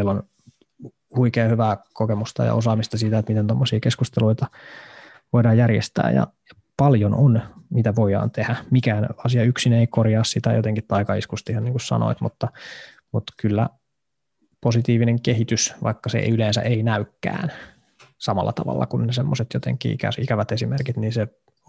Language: Finnish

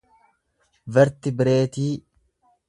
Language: Oromo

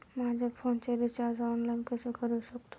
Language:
Marathi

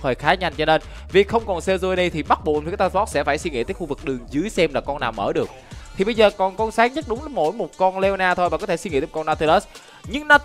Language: Vietnamese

